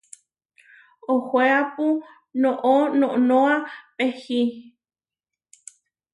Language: Huarijio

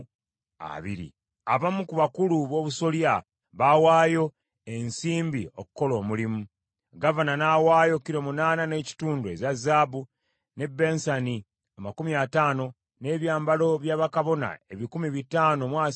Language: Ganda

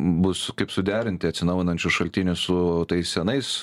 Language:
Lithuanian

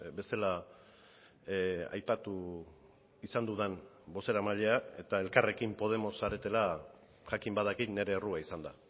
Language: Basque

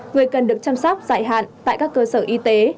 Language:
Vietnamese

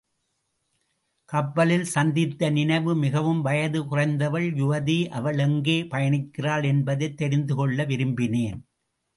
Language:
Tamil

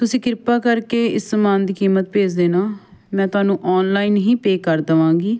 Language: Punjabi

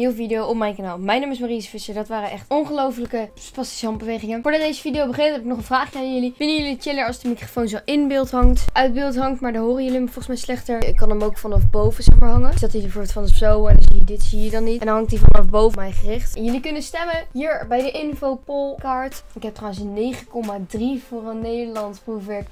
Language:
Dutch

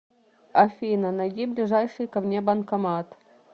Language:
Russian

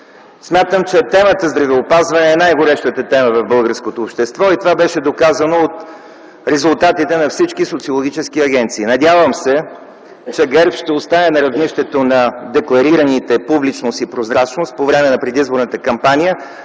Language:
Bulgarian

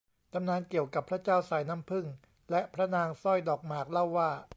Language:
Thai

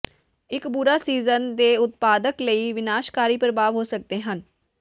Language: Punjabi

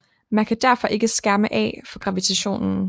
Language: Danish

